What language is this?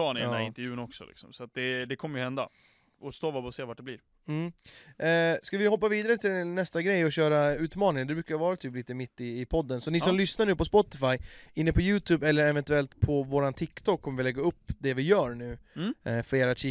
Swedish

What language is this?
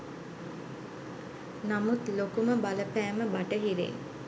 Sinhala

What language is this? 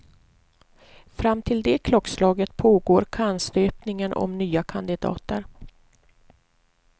Swedish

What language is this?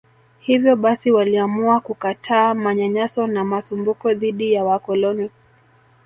Swahili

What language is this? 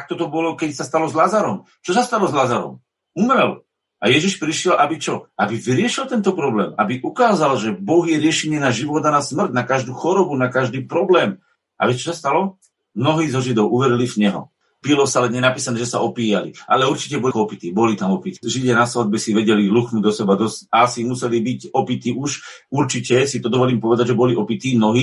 Slovak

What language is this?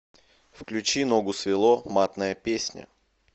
Russian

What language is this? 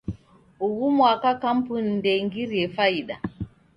Taita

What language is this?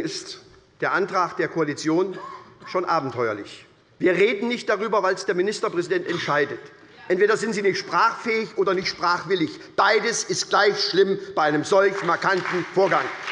German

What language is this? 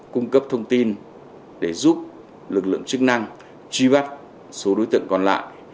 Vietnamese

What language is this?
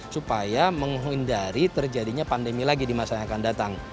Indonesian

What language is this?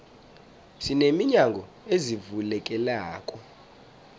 South Ndebele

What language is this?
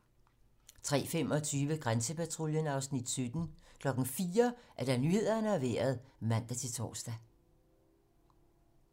Danish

